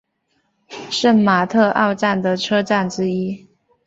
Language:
Chinese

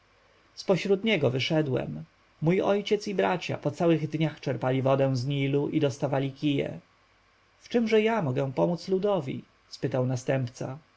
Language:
Polish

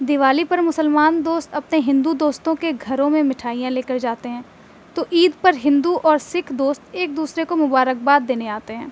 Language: Urdu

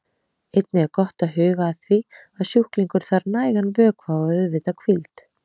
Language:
Icelandic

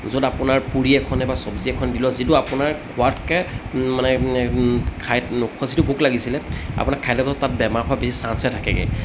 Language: Assamese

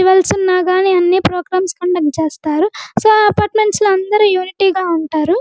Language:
Telugu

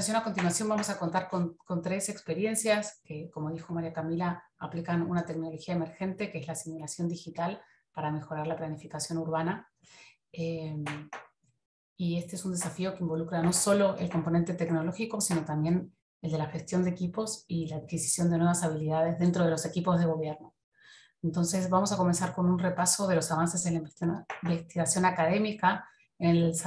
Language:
Spanish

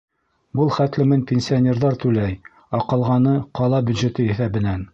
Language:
Bashkir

